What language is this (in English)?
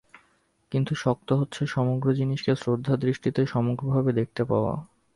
Bangla